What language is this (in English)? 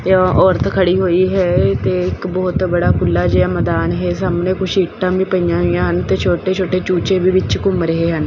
Punjabi